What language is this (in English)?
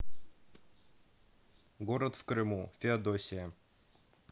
Russian